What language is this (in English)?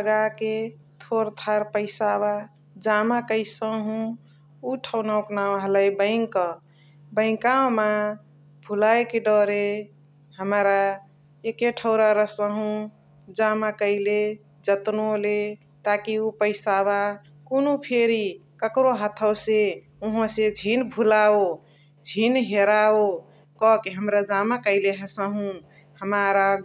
Chitwania Tharu